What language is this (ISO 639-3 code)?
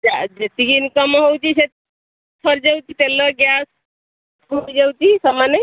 ori